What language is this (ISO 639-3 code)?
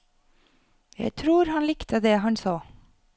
nor